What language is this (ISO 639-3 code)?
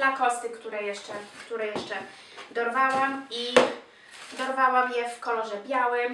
pol